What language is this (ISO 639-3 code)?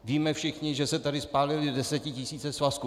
ces